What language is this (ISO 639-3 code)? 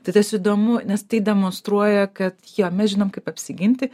lit